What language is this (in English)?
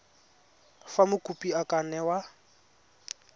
Tswana